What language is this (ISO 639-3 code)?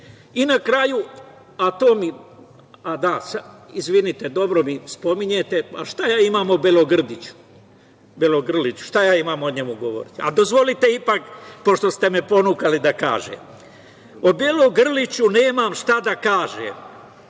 srp